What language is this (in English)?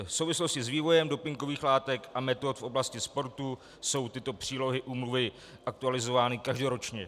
Czech